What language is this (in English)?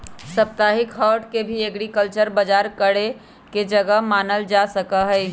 Magahi